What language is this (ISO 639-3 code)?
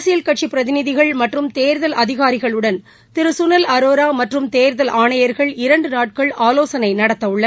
tam